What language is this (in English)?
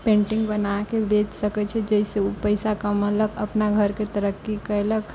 Maithili